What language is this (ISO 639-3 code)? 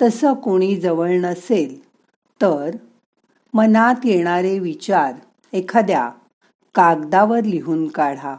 mar